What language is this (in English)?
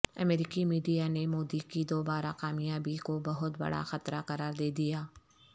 Urdu